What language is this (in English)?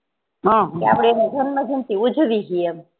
Gujarati